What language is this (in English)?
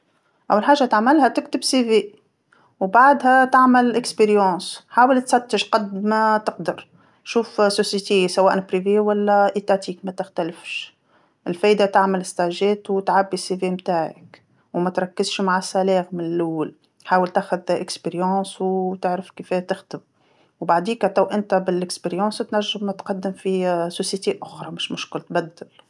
Tunisian Arabic